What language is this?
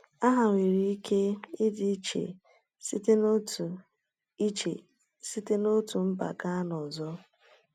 Igbo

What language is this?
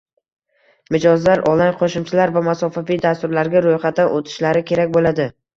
Uzbek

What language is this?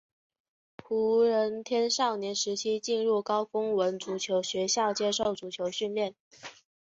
Chinese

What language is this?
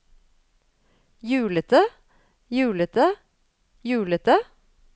Norwegian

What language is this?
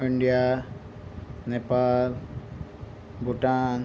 Nepali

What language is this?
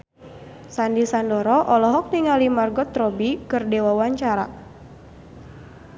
Sundanese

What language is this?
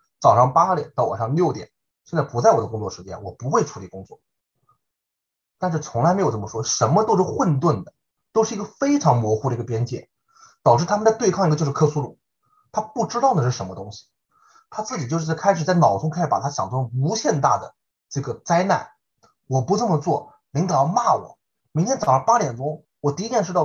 Chinese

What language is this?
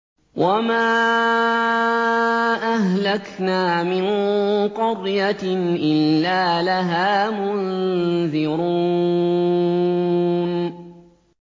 Arabic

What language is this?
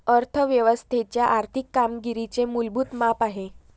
Marathi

